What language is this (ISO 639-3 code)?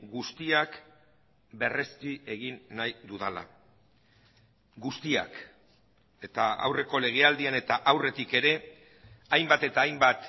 eus